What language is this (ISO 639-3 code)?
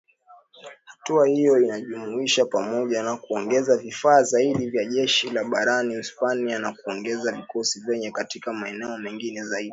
swa